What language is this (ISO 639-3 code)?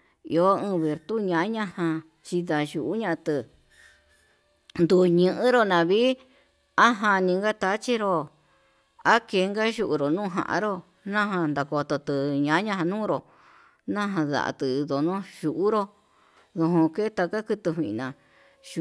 mab